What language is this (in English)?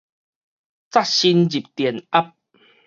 Min Nan Chinese